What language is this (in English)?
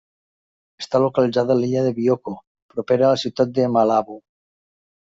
Catalan